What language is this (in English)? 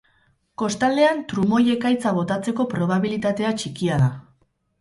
Basque